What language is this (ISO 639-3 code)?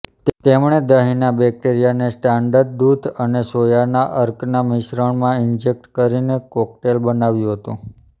guj